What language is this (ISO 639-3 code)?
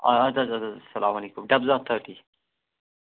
kas